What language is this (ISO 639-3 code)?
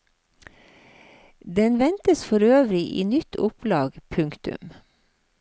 nor